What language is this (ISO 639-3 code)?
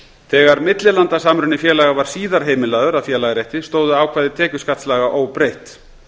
isl